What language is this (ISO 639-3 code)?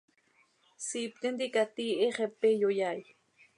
sei